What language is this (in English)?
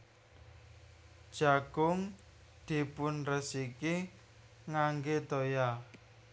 Javanese